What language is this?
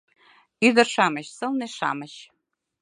Mari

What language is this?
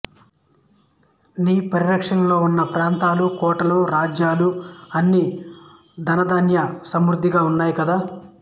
Telugu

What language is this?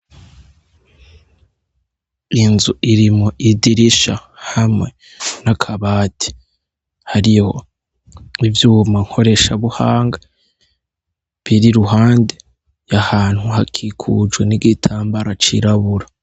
Rundi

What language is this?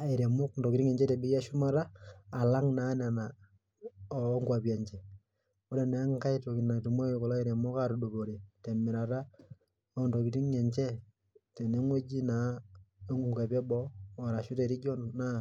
Masai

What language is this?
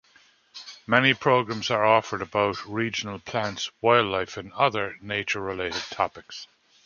English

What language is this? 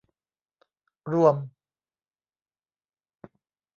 Thai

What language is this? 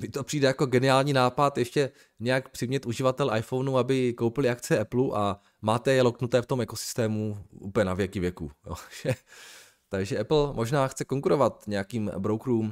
Czech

